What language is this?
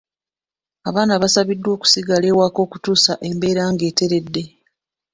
Ganda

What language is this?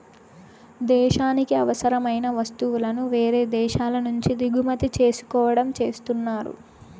Telugu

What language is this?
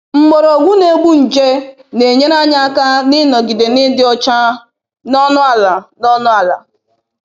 Igbo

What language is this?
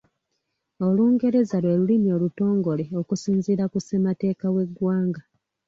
Ganda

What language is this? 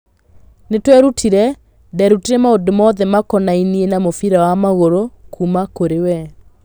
Kikuyu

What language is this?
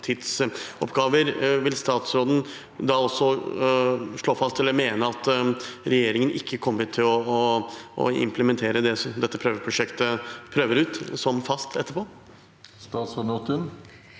Norwegian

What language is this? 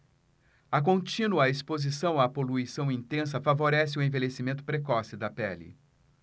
Portuguese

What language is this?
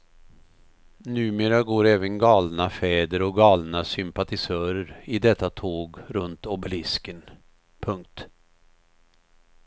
Swedish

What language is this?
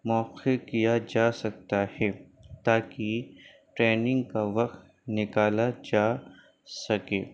Urdu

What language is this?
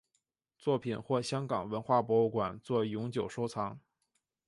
Chinese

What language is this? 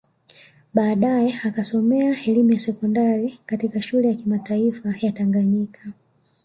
Swahili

